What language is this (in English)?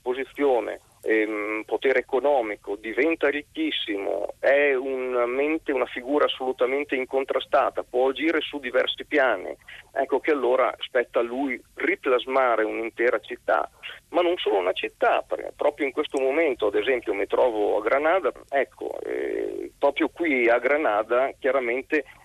Italian